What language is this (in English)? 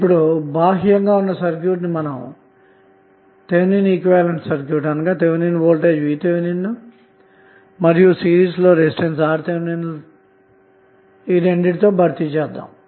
Telugu